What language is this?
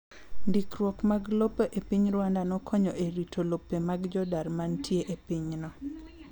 Luo (Kenya and Tanzania)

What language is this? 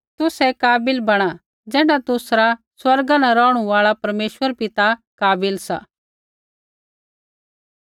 Kullu Pahari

